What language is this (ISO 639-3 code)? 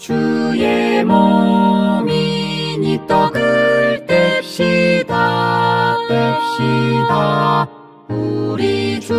kor